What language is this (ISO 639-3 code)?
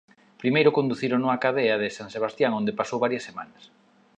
glg